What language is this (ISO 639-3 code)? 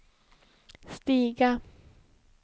swe